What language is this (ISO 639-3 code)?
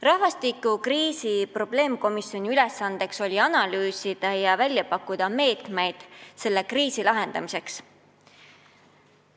est